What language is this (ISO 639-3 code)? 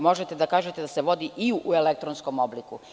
srp